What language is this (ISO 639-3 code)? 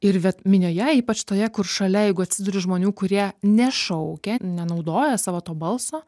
lit